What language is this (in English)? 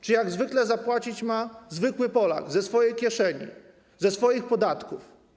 Polish